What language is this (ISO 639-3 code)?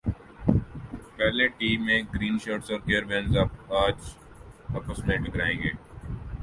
urd